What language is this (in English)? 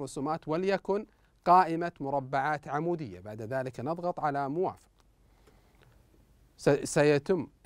Arabic